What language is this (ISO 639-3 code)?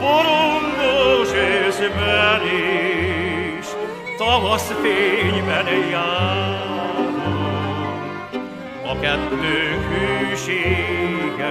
hun